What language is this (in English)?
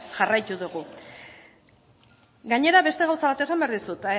Basque